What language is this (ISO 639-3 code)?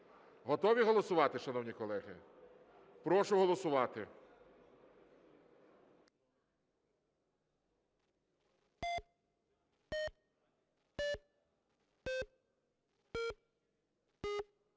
ukr